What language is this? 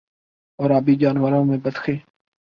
Urdu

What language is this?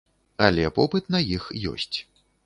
Belarusian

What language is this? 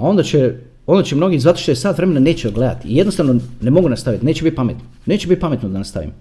Croatian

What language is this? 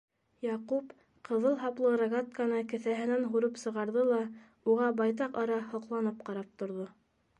Bashkir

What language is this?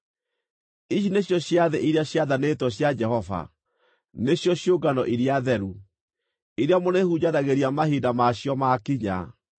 Kikuyu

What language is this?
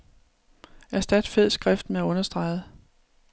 Danish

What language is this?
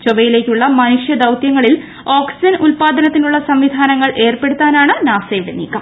Malayalam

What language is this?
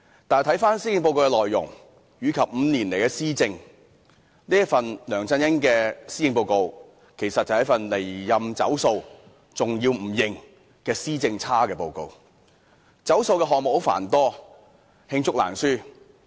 Cantonese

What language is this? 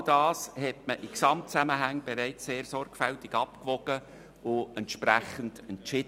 Swiss German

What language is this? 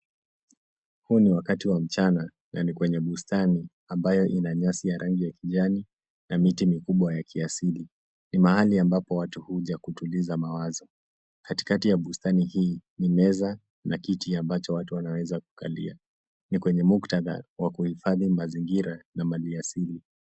Swahili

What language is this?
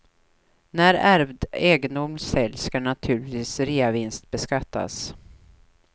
Swedish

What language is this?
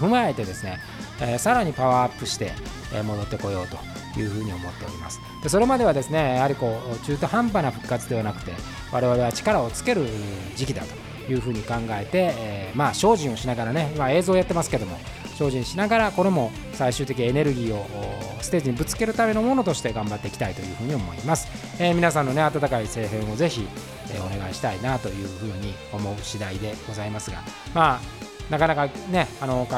Japanese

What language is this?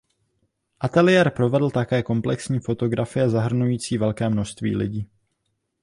Czech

